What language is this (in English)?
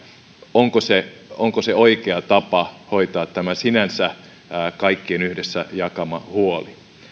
Finnish